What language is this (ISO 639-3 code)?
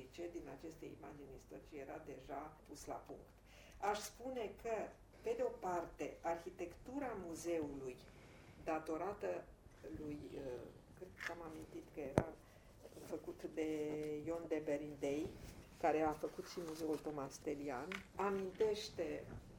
ron